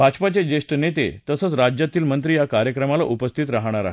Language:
Marathi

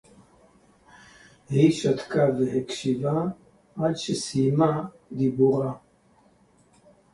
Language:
Hebrew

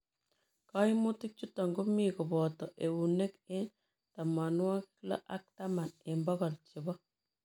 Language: Kalenjin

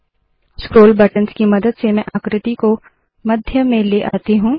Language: Hindi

